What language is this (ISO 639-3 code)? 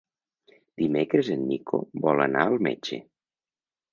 cat